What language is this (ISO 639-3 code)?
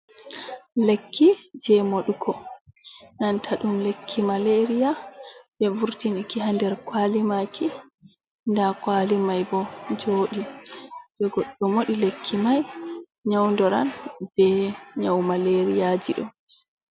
ful